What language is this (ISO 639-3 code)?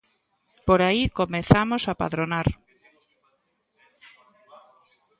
glg